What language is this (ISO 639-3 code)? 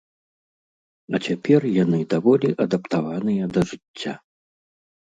bel